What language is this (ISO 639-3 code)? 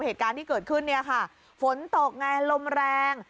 tha